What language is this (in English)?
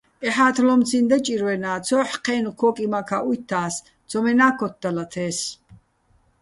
Bats